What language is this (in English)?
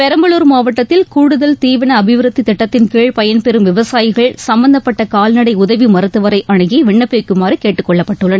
Tamil